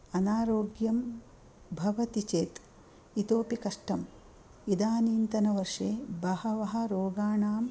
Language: Sanskrit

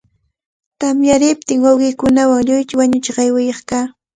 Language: Cajatambo North Lima Quechua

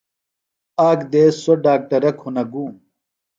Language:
Phalura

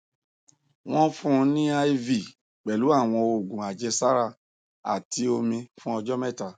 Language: Yoruba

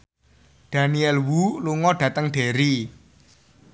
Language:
Javanese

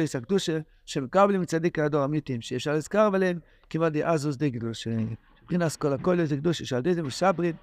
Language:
Hebrew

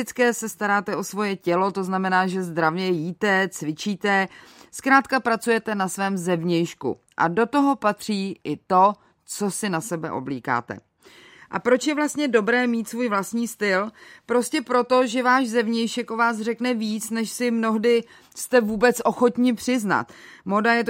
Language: Czech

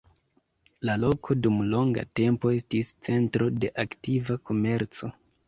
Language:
Esperanto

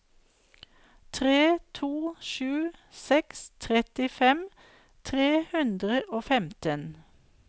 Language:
Norwegian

